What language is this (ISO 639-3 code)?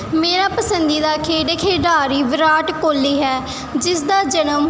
pan